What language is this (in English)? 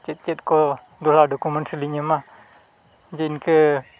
Santali